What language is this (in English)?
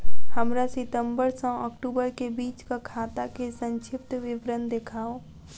Maithili